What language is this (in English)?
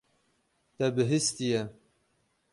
Kurdish